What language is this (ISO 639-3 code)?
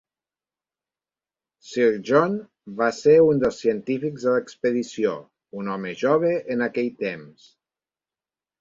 cat